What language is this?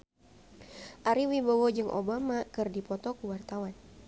Sundanese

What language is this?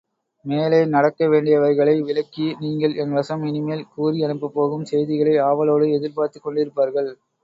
Tamil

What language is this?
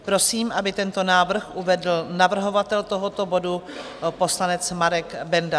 Czech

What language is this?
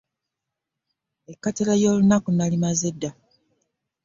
Ganda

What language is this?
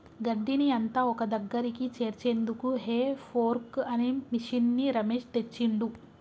Telugu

